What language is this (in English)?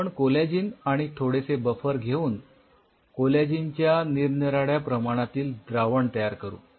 Marathi